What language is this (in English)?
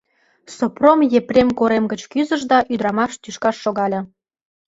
Mari